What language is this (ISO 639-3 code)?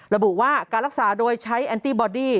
tha